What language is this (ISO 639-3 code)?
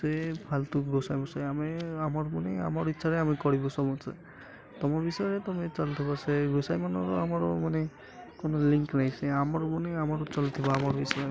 ori